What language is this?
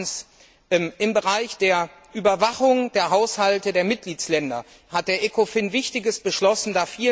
German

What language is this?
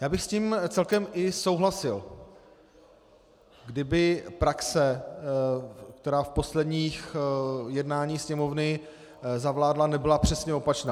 Czech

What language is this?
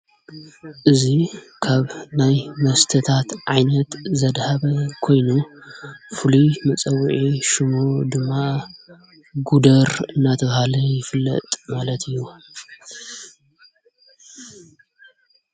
Tigrinya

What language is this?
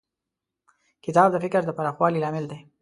Pashto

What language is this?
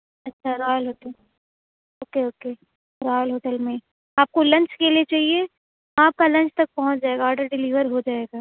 Urdu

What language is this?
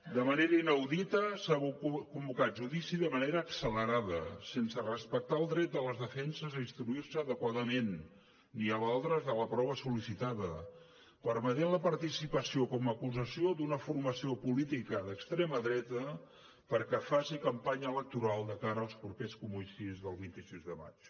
Catalan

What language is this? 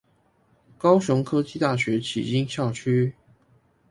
Chinese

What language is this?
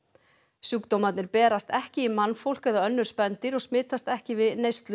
Icelandic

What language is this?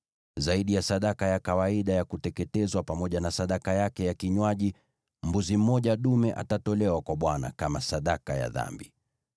Swahili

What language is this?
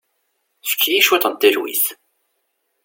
Kabyle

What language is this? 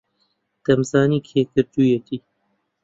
Central Kurdish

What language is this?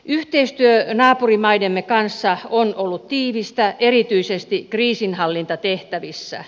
Finnish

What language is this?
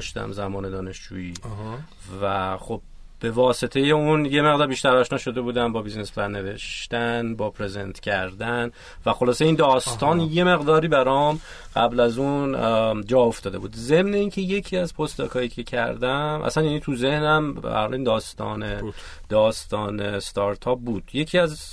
Persian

